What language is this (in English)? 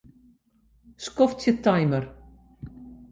Western Frisian